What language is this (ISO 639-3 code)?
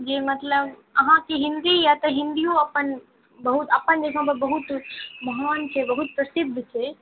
mai